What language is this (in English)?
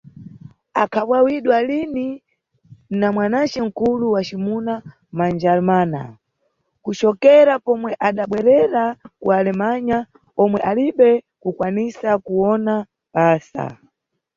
Nyungwe